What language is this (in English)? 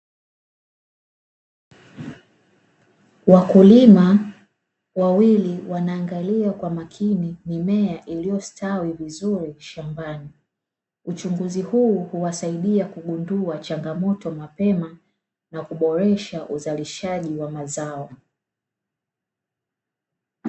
Swahili